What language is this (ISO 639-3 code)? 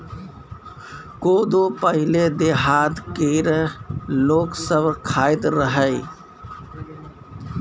mai